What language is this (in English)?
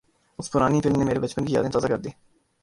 Urdu